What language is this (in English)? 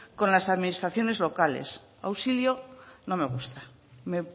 Spanish